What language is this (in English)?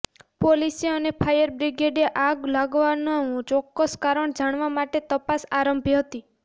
Gujarati